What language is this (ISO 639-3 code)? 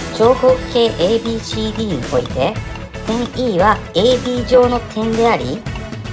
jpn